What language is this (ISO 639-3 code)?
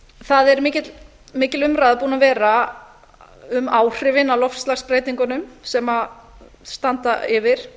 isl